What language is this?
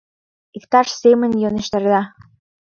Mari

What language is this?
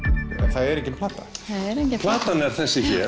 Icelandic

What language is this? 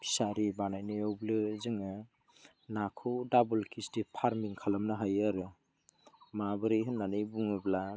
Bodo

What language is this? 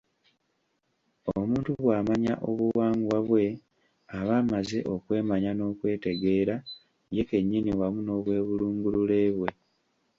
Ganda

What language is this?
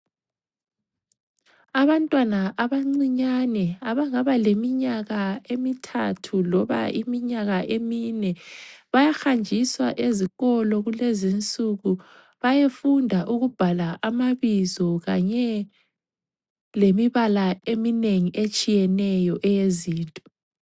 North Ndebele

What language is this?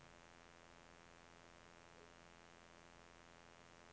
Norwegian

